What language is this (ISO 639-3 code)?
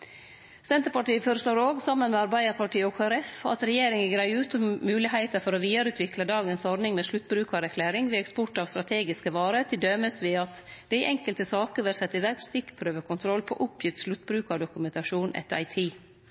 nno